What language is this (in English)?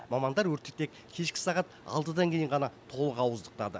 Kazakh